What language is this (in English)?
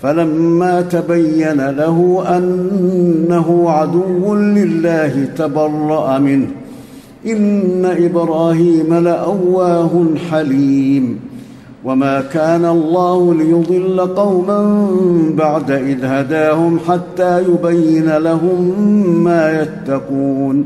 Arabic